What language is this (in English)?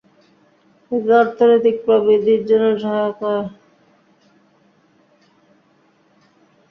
Bangla